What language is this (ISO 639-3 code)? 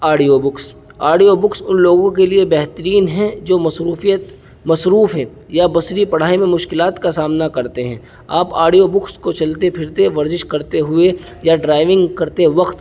urd